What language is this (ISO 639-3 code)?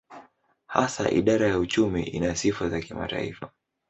swa